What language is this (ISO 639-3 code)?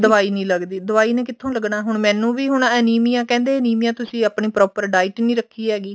pan